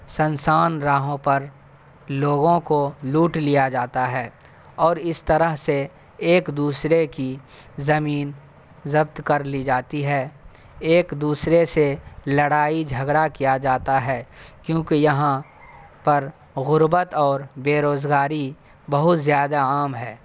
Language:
Urdu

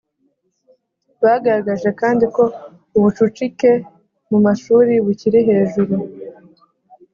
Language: Kinyarwanda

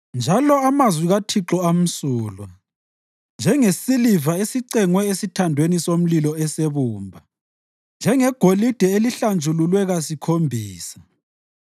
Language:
North Ndebele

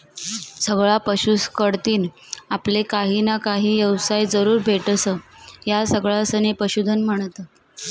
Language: Marathi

